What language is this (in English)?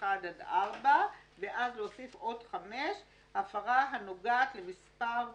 Hebrew